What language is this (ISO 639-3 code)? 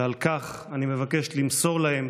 heb